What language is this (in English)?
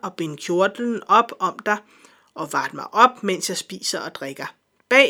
Danish